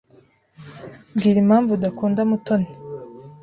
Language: Kinyarwanda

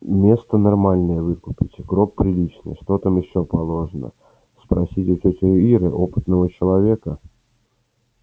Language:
Russian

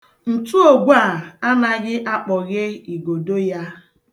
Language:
Igbo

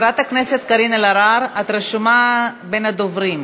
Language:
Hebrew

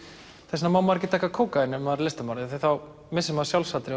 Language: Icelandic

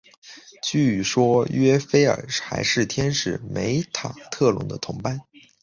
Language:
Chinese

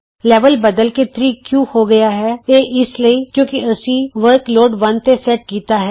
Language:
Punjabi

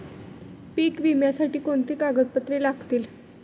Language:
Marathi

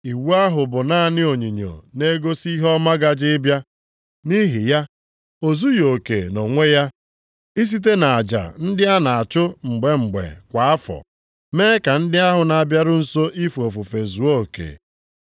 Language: Igbo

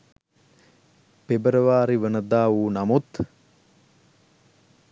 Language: Sinhala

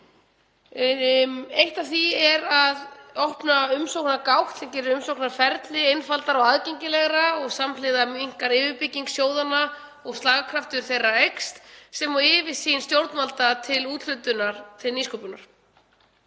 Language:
Icelandic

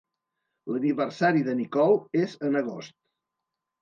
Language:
Catalan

